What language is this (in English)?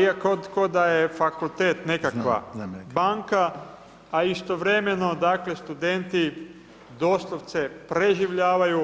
Croatian